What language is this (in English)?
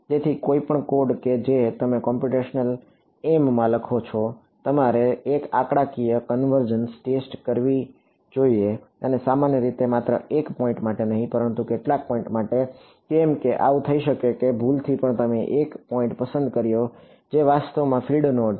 Gujarati